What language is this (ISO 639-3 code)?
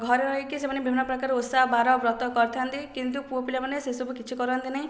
ori